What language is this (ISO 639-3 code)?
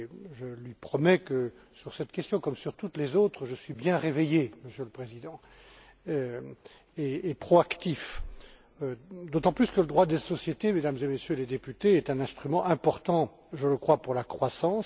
fra